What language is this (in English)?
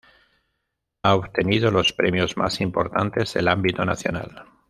Spanish